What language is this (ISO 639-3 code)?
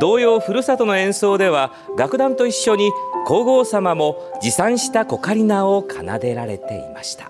jpn